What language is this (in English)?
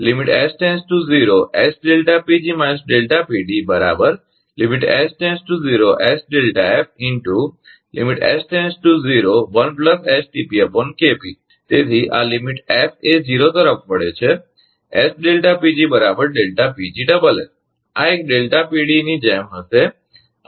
Gujarati